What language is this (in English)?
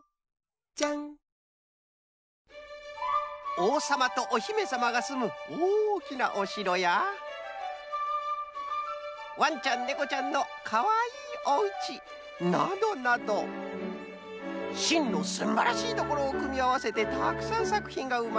Japanese